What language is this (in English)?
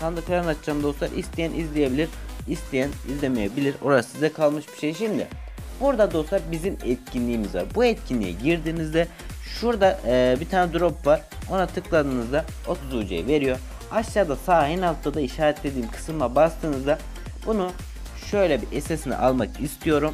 Turkish